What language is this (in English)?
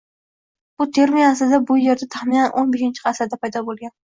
Uzbek